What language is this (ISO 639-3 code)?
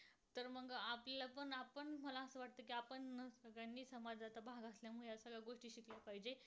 mar